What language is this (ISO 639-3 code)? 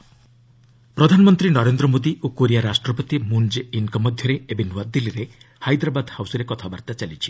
ori